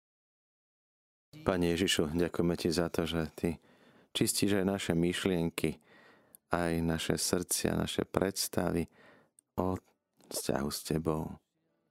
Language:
Slovak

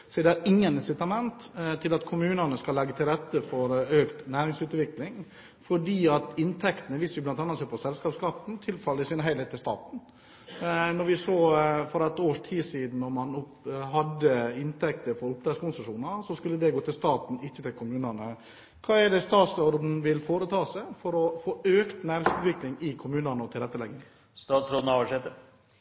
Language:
Norwegian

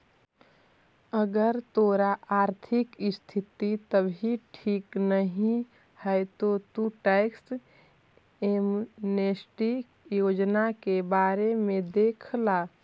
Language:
Magahi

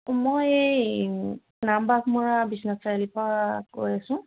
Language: Assamese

